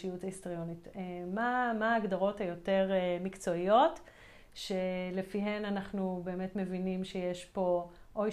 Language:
Hebrew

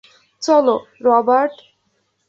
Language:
Bangla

